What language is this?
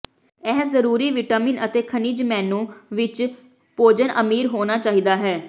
Punjabi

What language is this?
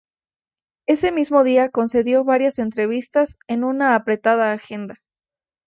Spanish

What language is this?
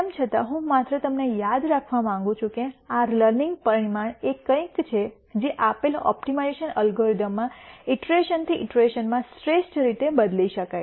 Gujarati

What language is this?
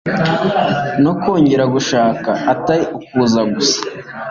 Kinyarwanda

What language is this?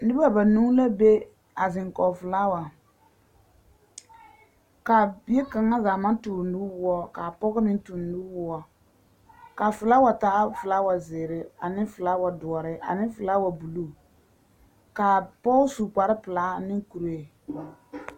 Southern Dagaare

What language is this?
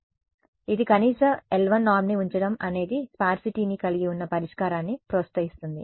Telugu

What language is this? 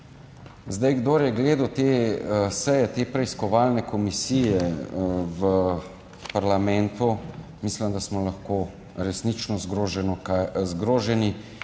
Slovenian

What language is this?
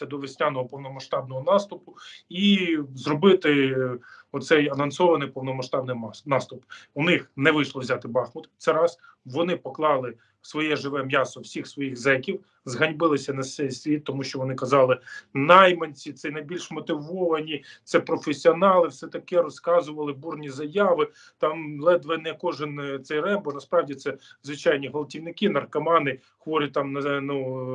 Ukrainian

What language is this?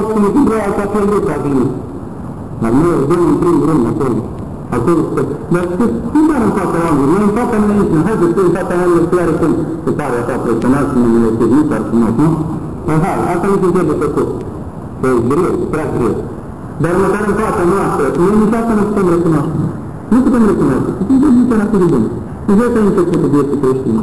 Romanian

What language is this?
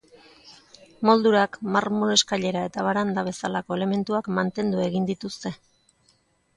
Basque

